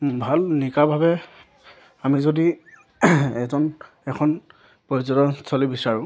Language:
Assamese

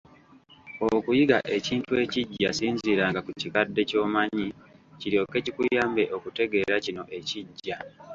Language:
Ganda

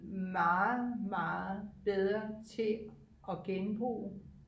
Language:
Danish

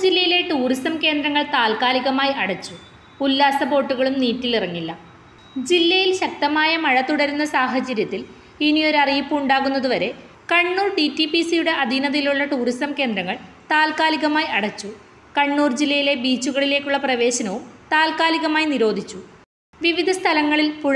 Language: Malayalam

